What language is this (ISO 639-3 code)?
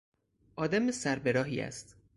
fas